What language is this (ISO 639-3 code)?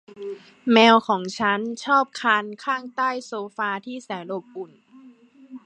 tha